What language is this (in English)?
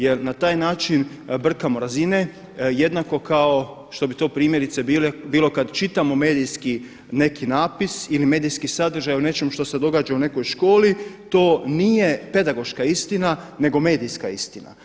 Croatian